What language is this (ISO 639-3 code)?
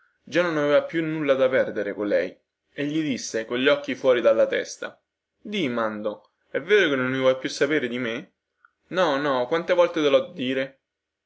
ita